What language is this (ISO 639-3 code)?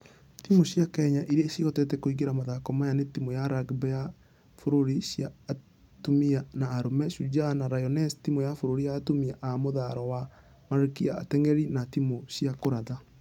kik